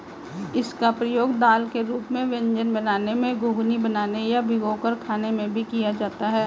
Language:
Hindi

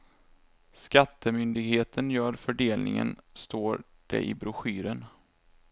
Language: Swedish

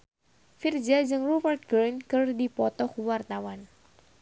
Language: Sundanese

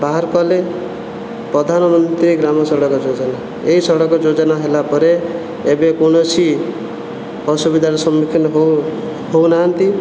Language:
Odia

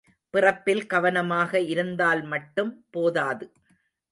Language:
Tamil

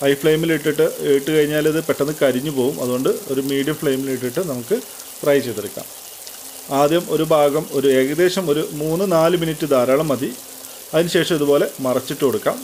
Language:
Turkish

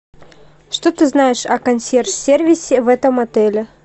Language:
Russian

